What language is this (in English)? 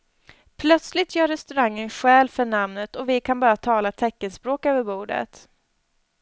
Swedish